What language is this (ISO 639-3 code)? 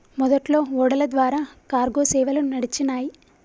tel